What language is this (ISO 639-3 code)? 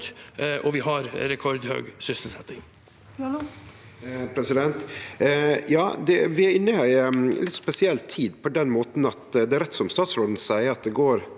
nor